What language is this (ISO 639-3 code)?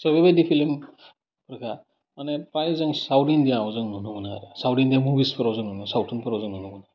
brx